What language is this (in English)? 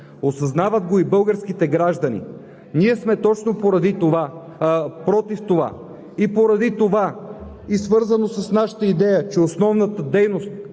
Bulgarian